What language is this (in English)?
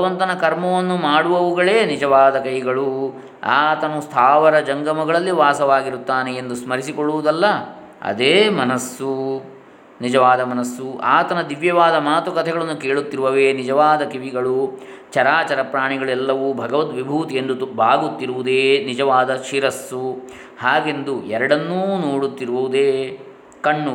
Kannada